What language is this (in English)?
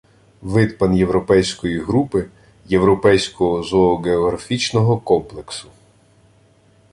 Ukrainian